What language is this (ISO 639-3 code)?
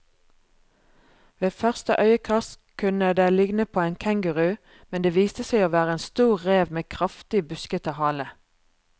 nor